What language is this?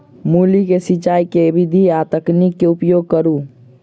Maithili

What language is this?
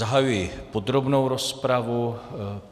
Czech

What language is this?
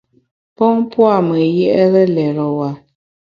Bamun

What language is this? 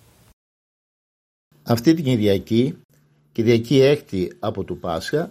Greek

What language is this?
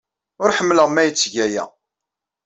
Kabyle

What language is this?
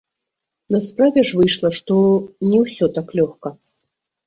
Belarusian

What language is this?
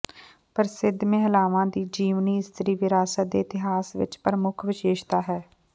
Punjabi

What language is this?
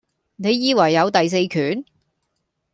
Cantonese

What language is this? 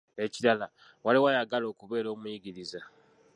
Ganda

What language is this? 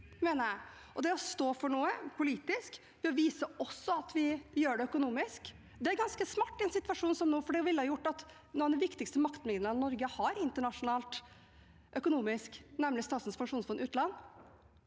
Norwegian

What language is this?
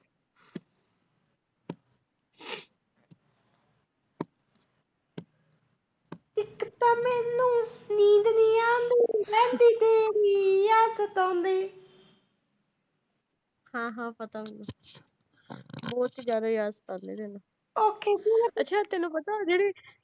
Punjabi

